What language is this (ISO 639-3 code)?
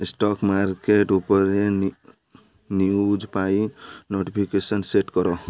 ori